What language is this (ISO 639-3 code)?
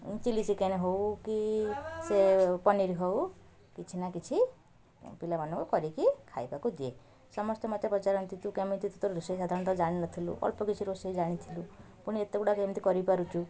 ori